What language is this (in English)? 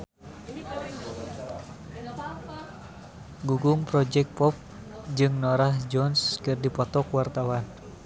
Sundanese